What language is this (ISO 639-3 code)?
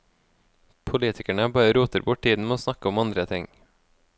nor